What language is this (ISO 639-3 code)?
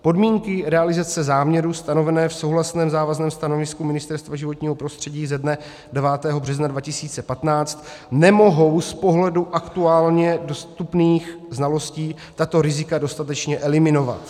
ces